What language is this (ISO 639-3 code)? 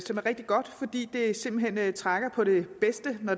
dan